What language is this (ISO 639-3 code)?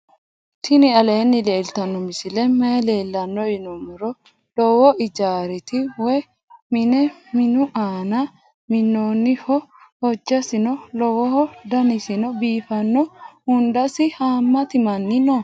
sid